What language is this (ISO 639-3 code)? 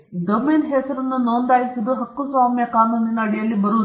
kan